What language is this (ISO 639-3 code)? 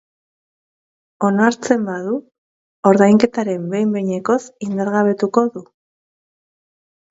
eus